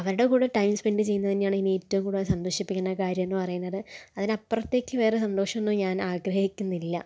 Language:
Malayalam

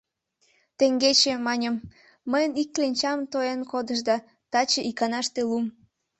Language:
Mari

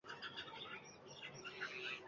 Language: Uzbek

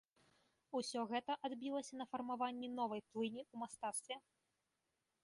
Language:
Belarusian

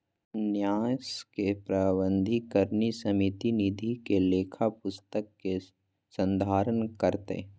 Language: Magahi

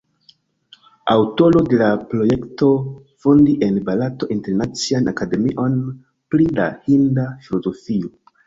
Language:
Esperanto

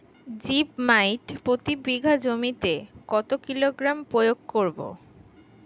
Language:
Bangla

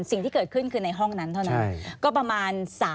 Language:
Thai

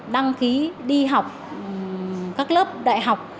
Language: Vietnamese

